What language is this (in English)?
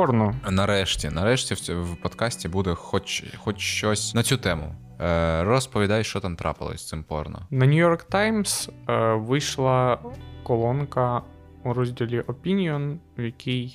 Ukrainian